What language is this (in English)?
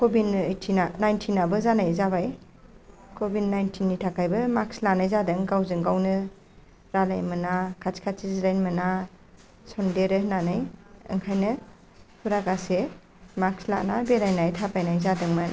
Bodo